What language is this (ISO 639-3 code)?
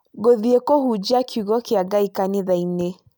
kik